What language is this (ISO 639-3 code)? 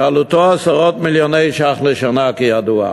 heb